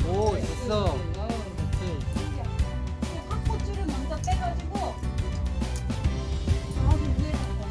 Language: Korean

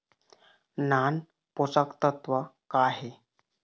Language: Chhattisgarhi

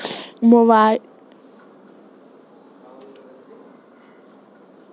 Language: Hindi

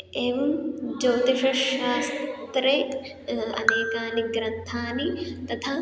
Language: Sanskrit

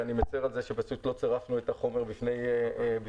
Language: Hebrew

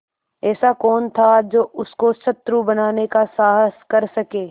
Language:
Hindi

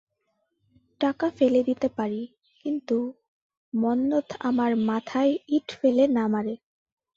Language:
Bangla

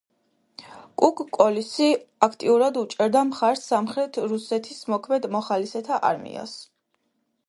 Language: Georgian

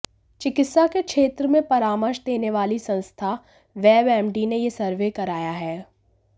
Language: Hindi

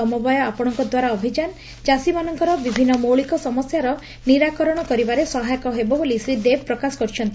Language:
Odia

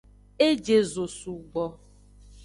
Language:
Aja (Benin)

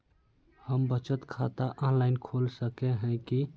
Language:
Magahi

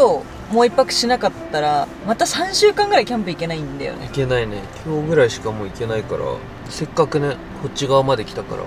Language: Japanese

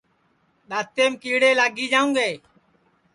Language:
Sansi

